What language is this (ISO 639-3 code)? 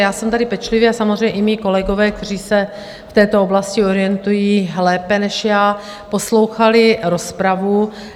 ces